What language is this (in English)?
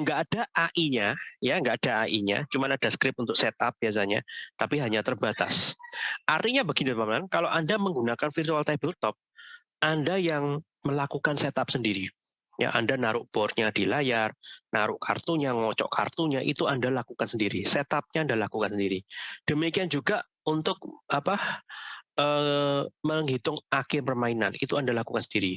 Indonesian